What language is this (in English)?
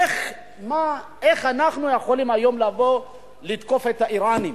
Hebrew